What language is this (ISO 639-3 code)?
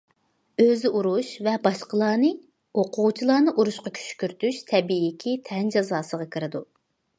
uig